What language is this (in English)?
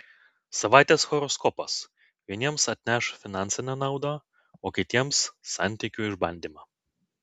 Lithuanian